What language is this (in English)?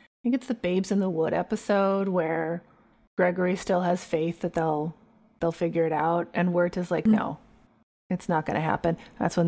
English